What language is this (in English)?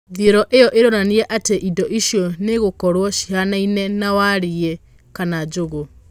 Kikuyu